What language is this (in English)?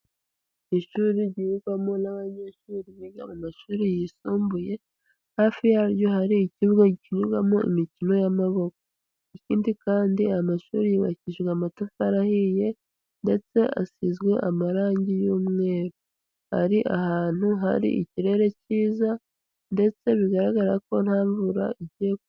Kinyarwanda